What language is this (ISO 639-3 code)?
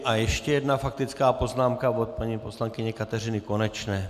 ces